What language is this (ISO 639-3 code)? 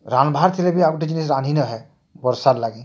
ori